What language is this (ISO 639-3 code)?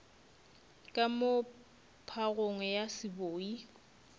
nso